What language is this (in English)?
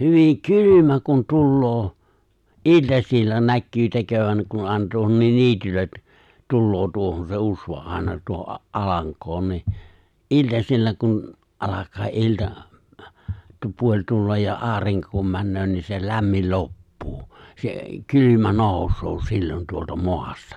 Finnish